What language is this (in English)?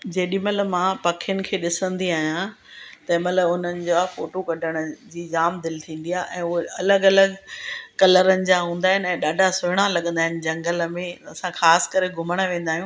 Sindhi